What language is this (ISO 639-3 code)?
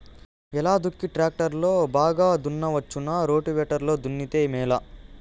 tel